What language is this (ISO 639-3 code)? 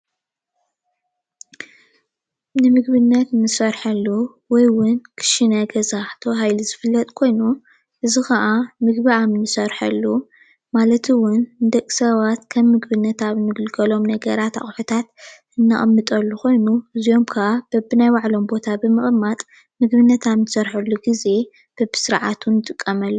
tir